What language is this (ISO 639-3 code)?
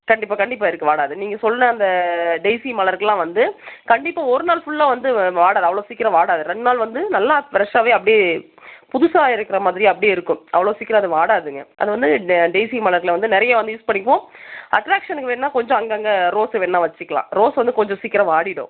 tam